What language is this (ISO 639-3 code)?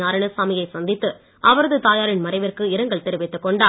tam